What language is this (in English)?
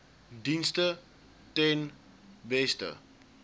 Afrikaans